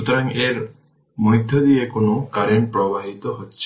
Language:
Bangla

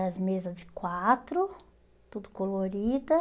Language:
Portuguese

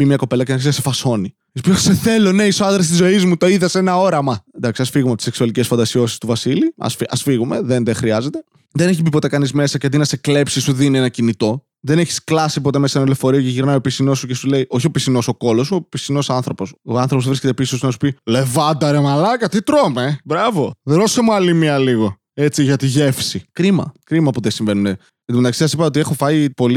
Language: Greek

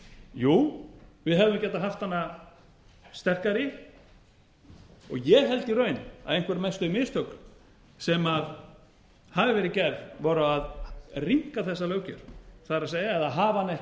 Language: Icelandic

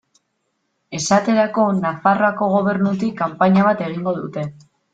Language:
Basque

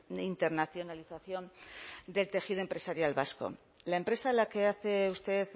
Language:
Spanish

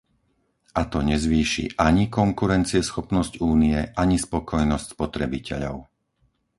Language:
Slovak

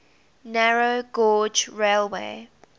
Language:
English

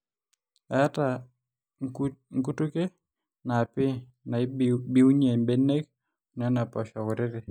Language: Masai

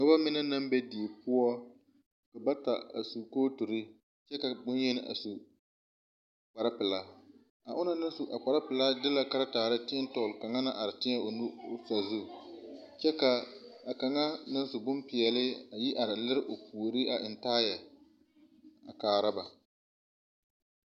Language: Southern Dagaare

